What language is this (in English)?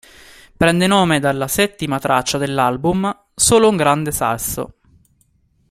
Italian